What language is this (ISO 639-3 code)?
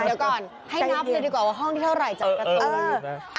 tha